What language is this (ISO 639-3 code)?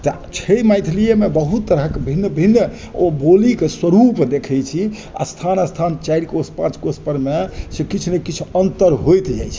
mai